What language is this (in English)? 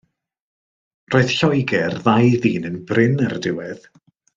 Welsh